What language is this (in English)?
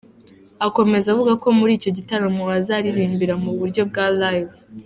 Kinyarwanda